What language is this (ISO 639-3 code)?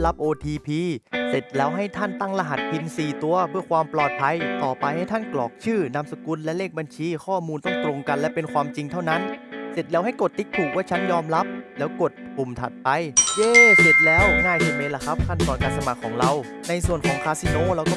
tha